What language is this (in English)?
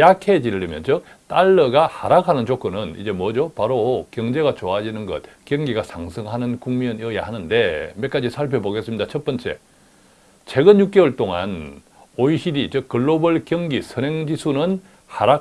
Korean